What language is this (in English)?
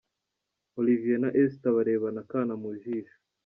Kinyarwanda